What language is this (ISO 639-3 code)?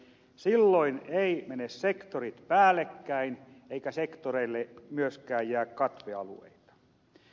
fin